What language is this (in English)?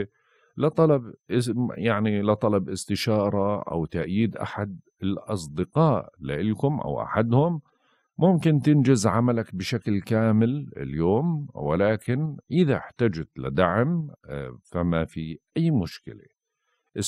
Arabic